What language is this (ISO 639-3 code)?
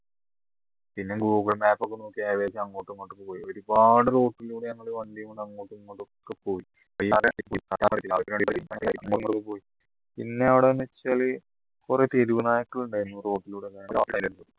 mal